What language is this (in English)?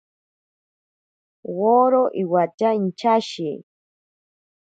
Ashéninka Perené